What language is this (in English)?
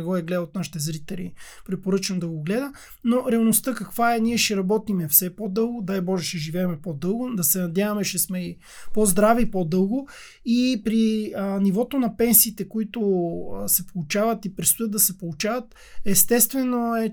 Bulgarian